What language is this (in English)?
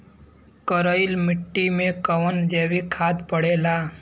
Bhojpuri